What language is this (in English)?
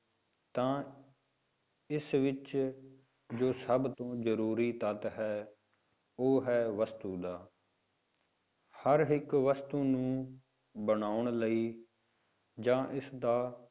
Punjabi